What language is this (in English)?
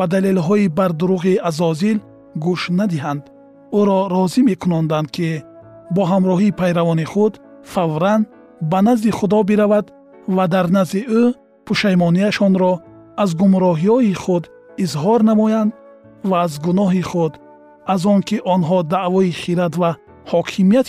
Persian